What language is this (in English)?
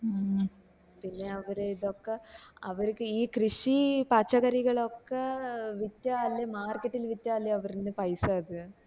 Malayalam